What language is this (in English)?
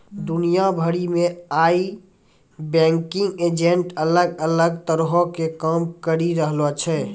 Maithili